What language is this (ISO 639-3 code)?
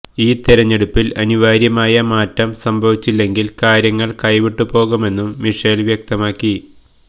mal